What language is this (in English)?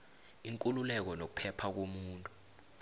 South Ndebele